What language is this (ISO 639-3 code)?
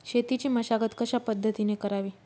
mar